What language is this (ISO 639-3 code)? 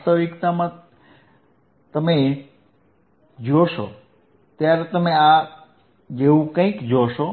guj